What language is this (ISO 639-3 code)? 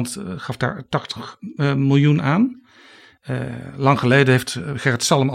nld